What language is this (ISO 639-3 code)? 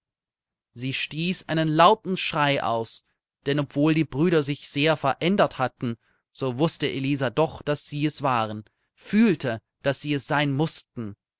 deu